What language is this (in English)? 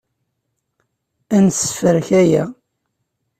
Kabyle